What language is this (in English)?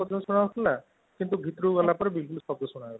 Odia